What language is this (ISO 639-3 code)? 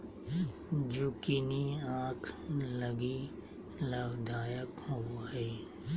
mag